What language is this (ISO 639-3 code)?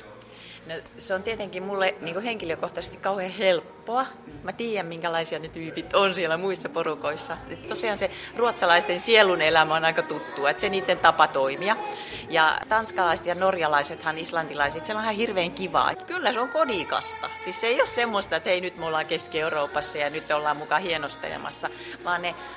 fin